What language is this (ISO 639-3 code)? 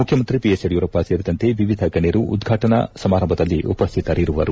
kan